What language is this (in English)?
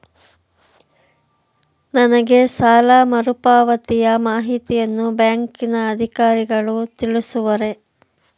Kannada